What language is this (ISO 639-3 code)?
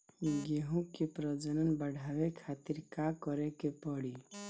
bho